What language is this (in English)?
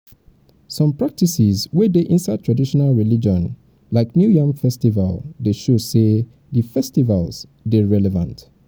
Nigerian Pidgin